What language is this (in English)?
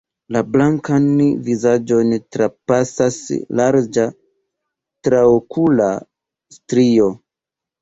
Esperanto